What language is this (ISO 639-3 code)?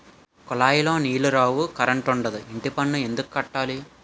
tel